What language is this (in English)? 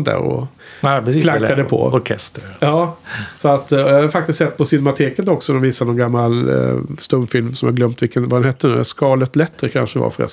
Swedish